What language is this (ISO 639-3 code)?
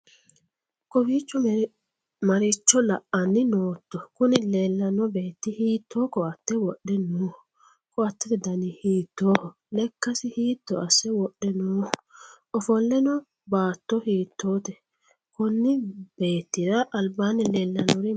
sid